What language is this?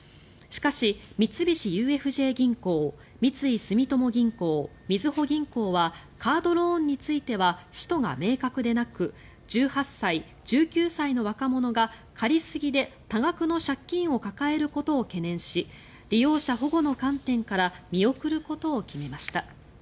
Japanese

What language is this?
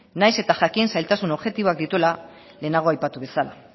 Basque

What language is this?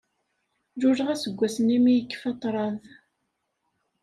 Kabyle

